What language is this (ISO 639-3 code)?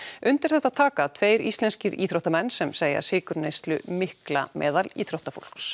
isl